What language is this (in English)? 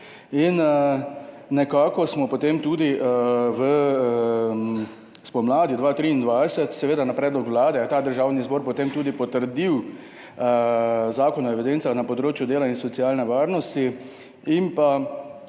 Slovenian